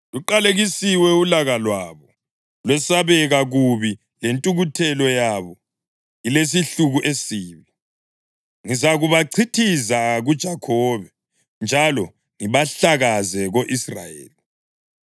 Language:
North Ndebele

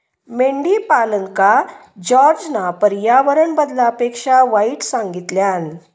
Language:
Marathi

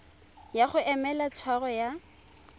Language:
Tswana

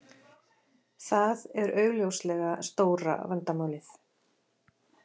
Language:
Icelandic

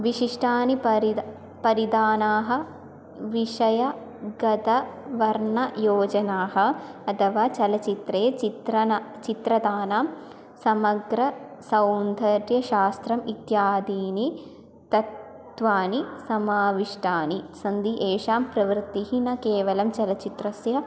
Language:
Sanskrit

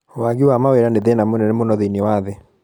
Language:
Kikuyu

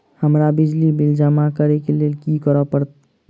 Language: Maithili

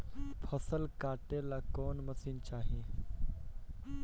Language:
Bhojpuri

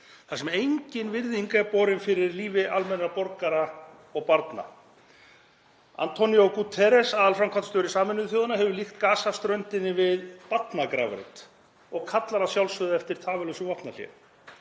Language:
Icelandic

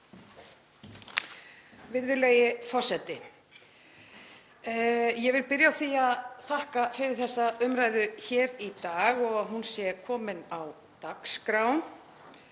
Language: Icelandic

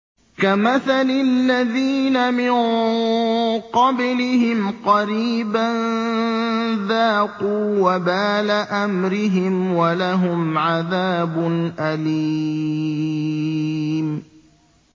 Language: Arabic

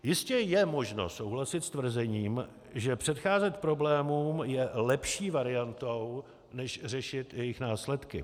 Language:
Czech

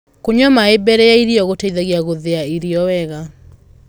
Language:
Kikuyu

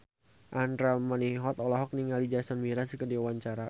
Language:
Sundanese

